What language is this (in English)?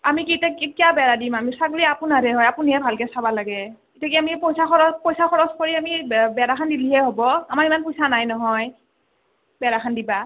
Assamese